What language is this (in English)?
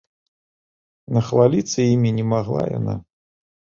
Belarusian